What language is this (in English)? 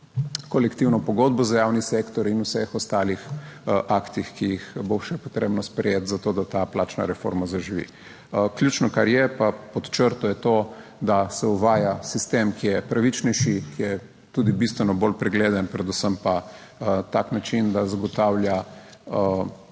Slovenian